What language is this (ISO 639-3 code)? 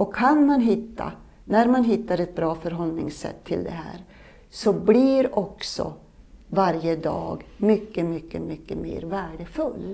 swe